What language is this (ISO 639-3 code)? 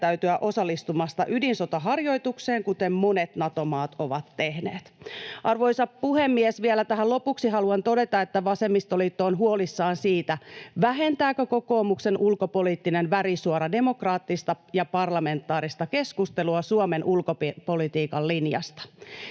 fin